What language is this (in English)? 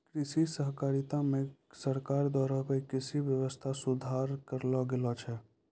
Maithili